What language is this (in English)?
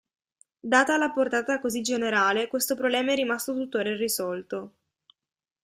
Italian